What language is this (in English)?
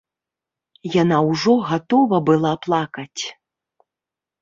Belarusian